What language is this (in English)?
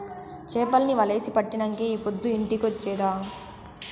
Telugu